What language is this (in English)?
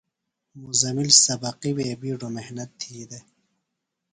Phalura